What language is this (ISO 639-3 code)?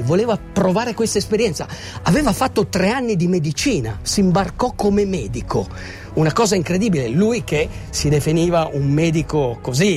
ita